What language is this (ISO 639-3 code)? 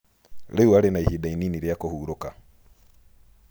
kik